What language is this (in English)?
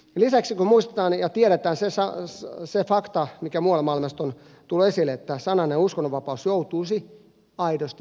Finnish